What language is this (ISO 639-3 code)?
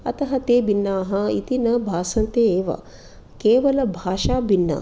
san